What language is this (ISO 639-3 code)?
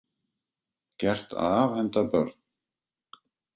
isl